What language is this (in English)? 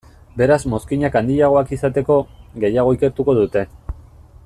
Basque